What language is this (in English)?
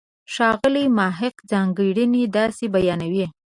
Pashto